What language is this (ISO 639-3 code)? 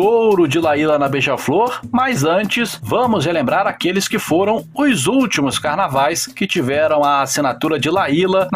por